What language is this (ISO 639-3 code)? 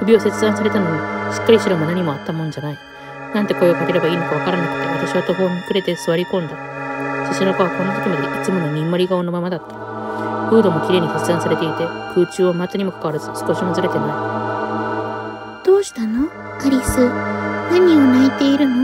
jpn